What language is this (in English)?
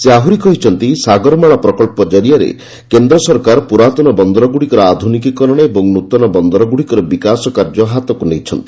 Odia